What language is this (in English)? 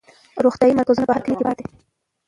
Pashto